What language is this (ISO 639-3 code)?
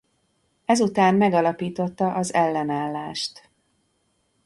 hun